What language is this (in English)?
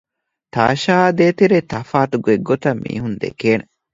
Divehi